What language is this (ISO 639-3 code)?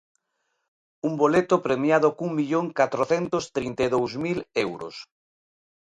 glg